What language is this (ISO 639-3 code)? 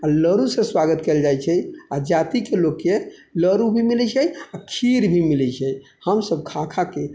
mai